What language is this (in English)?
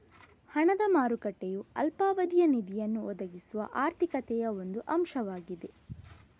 Kannada